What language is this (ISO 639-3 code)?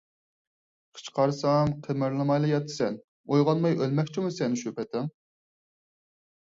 uig